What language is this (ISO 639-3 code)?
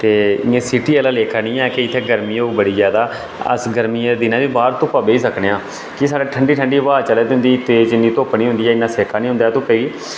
doi